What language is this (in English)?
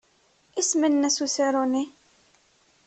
Kabyle